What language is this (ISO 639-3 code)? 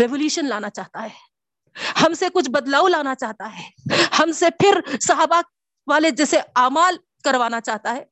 urd